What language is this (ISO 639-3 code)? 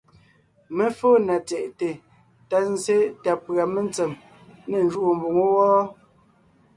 nnh